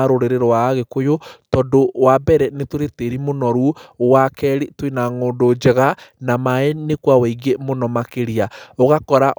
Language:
Kikuyu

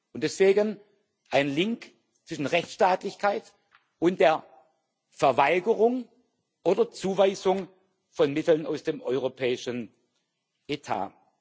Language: German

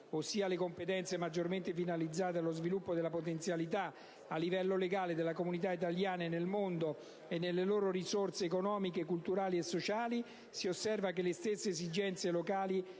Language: Italian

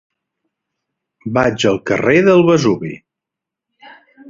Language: Catalan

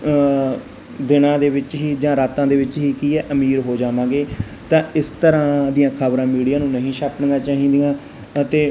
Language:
Punjabi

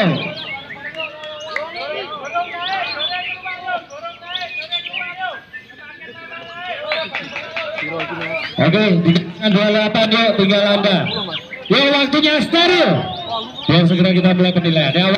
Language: Indonesian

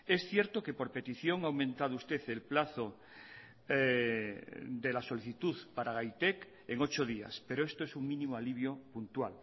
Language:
Spanish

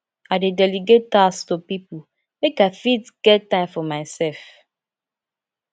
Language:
Nigerian Pidgin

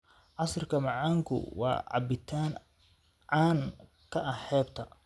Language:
Somali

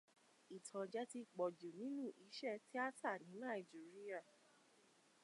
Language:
Yoruba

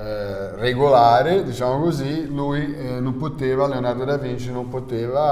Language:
Italian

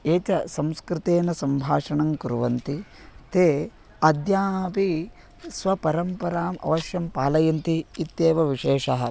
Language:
Sanskrit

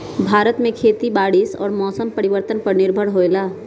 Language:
Magahi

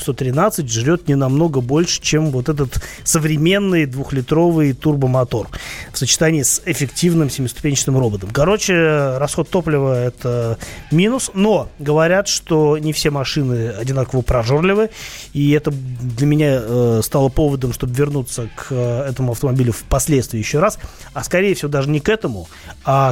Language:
Russian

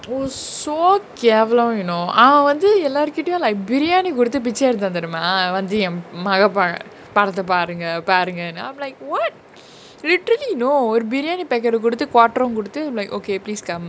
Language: English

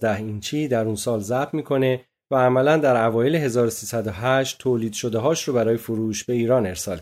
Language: Persian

